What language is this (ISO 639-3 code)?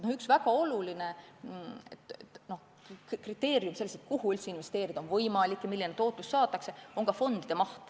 est